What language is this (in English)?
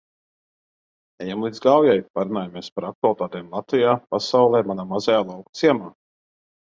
Latvian